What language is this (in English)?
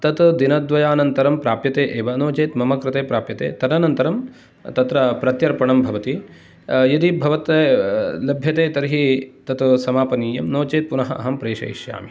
Sanskrit